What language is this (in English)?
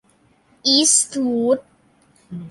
Thai